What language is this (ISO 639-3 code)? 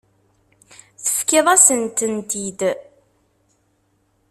kab